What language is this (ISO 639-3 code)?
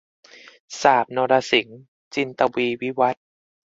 tha